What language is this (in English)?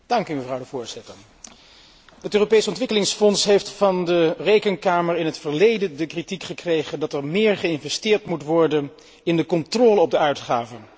Dutch